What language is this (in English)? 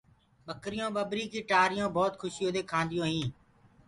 Gurgula